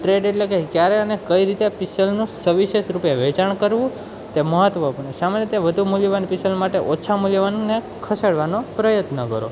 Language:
Gujarati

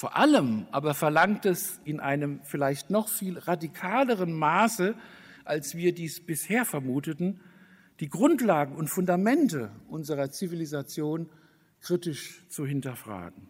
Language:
German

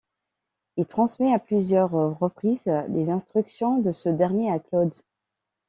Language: French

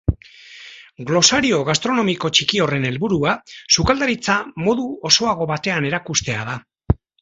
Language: Basque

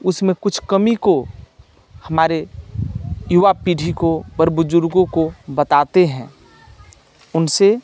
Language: Maithili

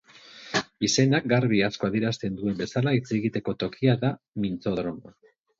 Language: Basque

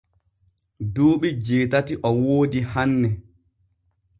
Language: Borgu Fulfulde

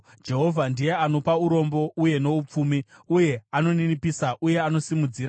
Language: Shona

